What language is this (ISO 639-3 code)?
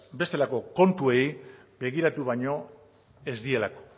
eus